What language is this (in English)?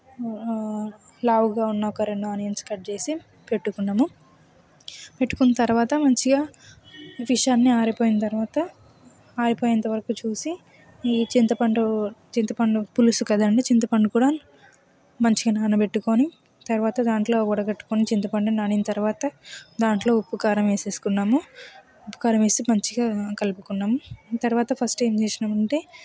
Telugu